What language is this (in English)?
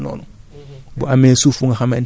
Wolof